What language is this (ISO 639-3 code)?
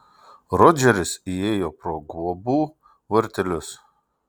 lit